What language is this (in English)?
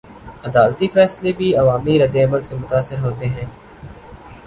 Urdu